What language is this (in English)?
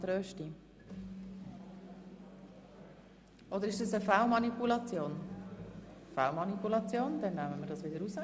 Swiss German